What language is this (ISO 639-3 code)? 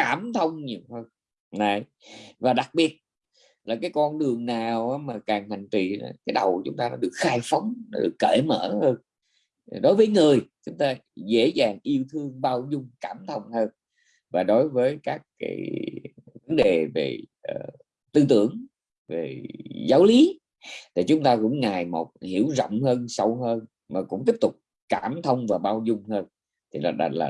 vie